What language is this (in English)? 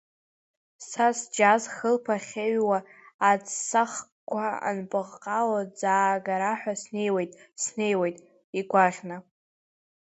Abkhazian